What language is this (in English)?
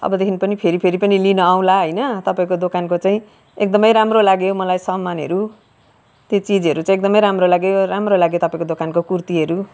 Nepali